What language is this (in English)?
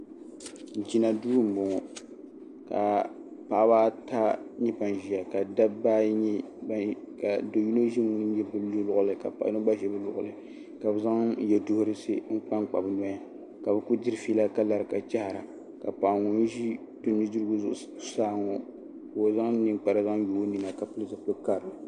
Dagbani